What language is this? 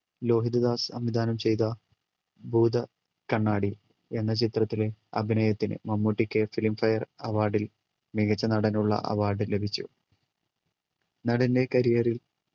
Malayalam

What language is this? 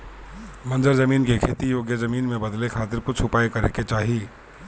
Bhojpuri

